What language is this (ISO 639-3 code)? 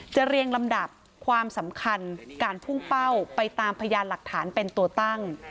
tha